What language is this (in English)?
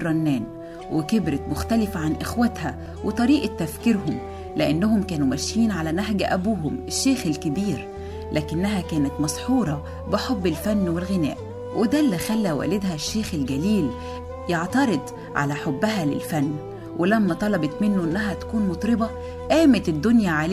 Arabic